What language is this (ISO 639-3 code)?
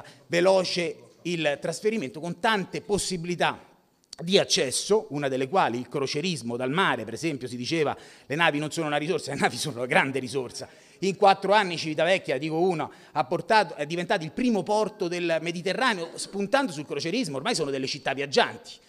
ita